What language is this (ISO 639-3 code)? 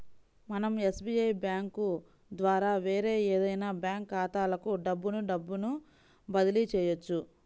tel